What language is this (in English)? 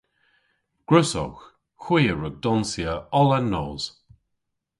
Cornish